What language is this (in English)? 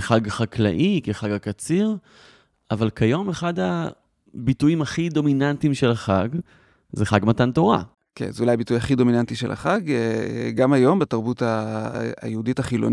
Hebrew